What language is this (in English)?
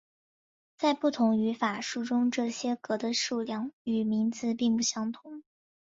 Chinese